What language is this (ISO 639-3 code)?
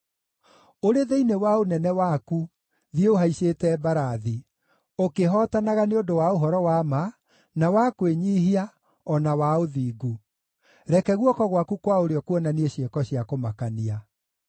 kik